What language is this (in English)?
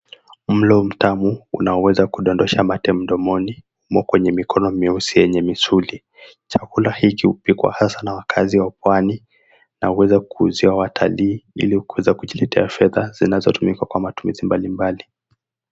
Swahili